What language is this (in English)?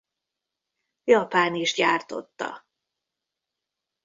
Hungarian